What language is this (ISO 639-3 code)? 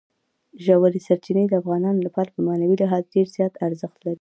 pus